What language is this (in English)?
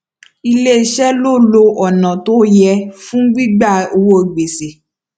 Yoruba